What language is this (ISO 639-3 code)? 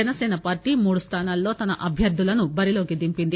tel